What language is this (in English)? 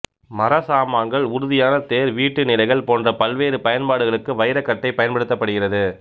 Tamil